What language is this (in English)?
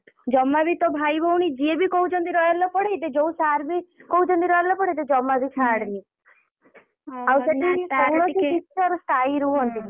Odia